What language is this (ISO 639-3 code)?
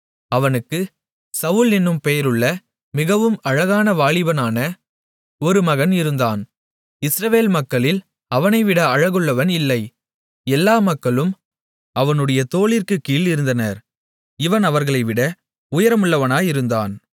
tam